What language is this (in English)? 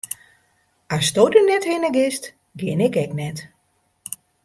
Western Frisian